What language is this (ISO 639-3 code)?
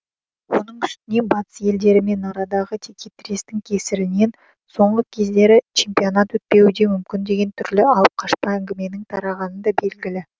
kaz